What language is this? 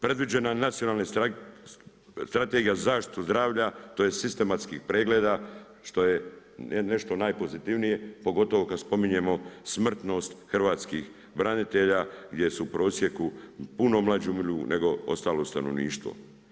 Croatian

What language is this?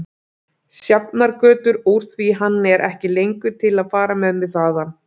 Icelandic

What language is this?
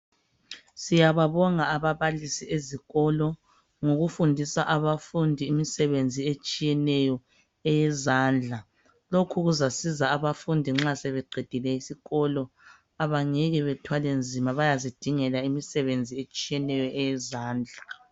North Ndebele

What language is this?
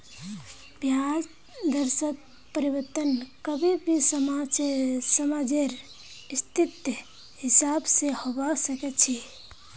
Magahi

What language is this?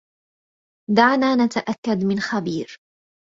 Arabic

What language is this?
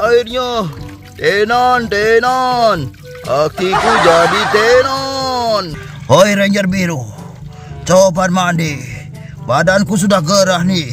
Indonesian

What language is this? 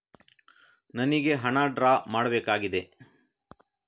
Kannada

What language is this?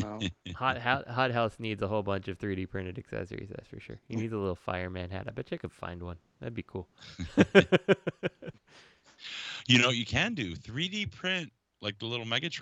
English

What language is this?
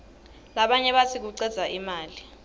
Swati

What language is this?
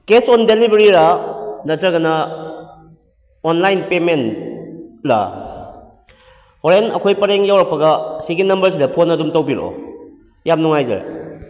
Manipuri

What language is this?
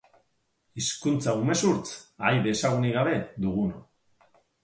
Basque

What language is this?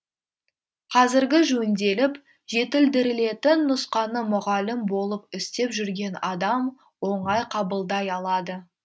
Kazakh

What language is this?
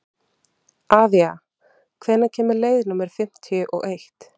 Icelandic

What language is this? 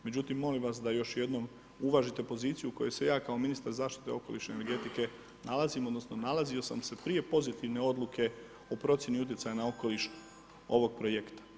Croatian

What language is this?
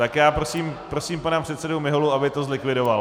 Czech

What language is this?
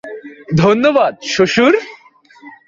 Bangla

